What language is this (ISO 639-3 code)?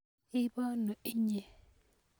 kln